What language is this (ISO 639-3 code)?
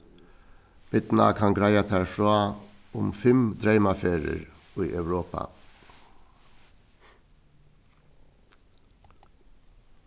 fao